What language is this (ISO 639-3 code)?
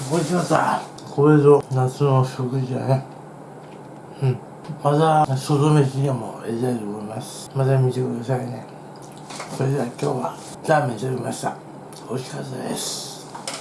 jpn